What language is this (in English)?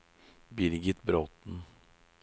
Norwegian